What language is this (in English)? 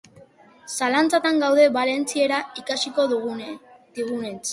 Basque